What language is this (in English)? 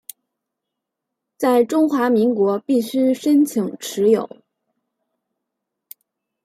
Chinese